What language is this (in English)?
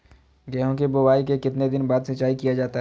Magahi